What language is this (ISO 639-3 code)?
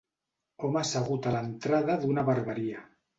cat